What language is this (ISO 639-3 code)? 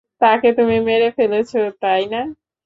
ben